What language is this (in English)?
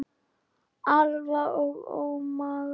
Icelandic